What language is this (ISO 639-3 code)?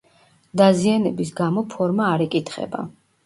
kat